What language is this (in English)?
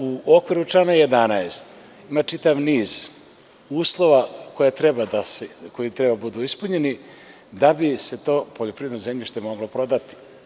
Serbian